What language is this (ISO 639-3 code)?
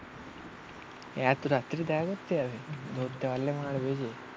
ben